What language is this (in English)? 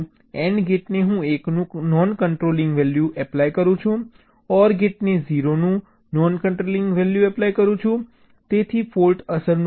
Gujarati